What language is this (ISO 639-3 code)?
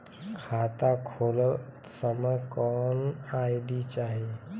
bho